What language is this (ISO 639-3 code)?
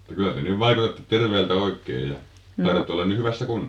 fin